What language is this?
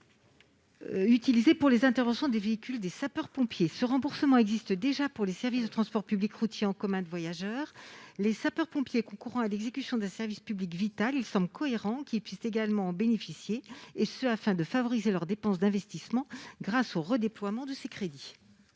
French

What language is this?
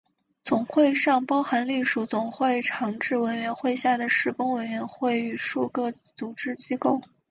Chinese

